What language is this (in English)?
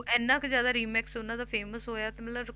Punjabi